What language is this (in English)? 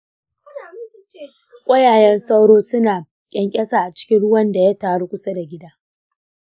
Hausa